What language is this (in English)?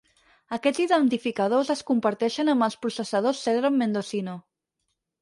Catalan